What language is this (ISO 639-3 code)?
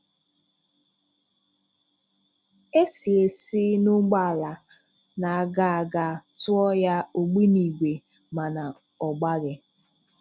ibo